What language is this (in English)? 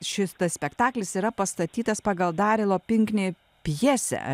Lithuanian